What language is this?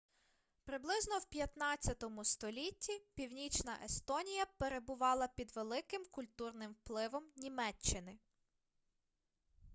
Ukrainian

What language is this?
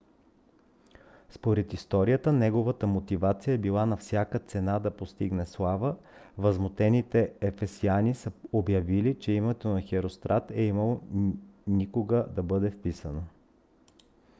Bulgarian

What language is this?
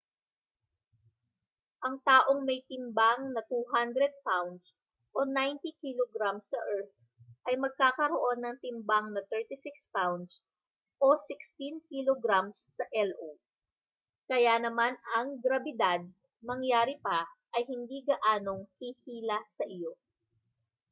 Filipino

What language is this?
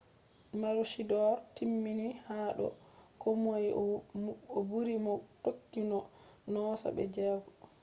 Fula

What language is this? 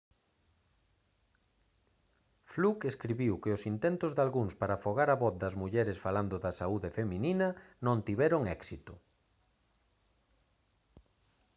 Galician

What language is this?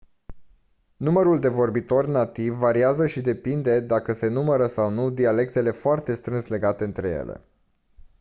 Romanian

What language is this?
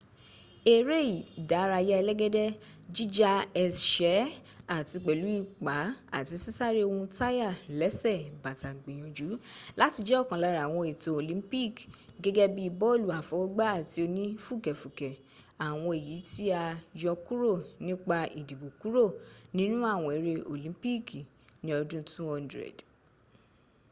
Yoruba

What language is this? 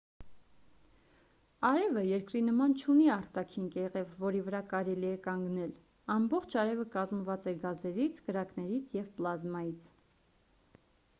Armenian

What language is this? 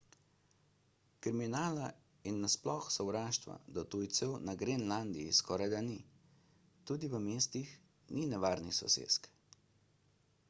Slovenian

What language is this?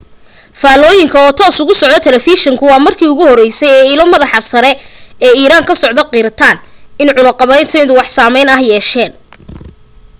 Somali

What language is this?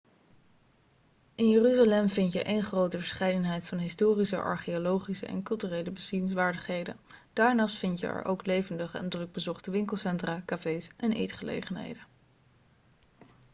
Dutch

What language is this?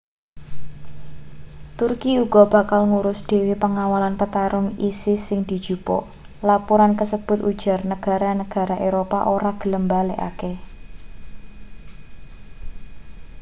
Javanese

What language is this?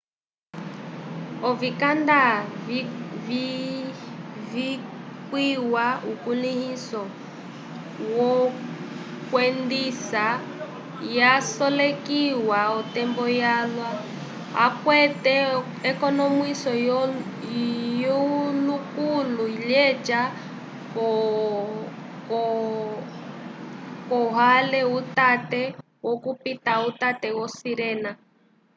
Umbundu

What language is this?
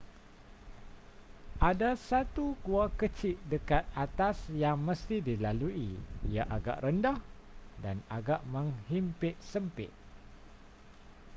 Malay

